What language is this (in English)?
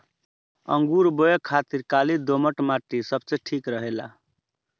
Bhojpuri